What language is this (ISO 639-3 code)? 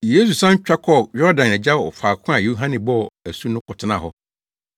aka